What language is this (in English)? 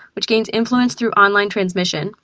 English